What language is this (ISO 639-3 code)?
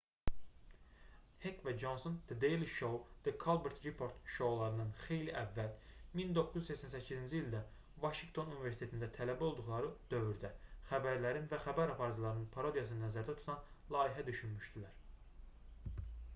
aze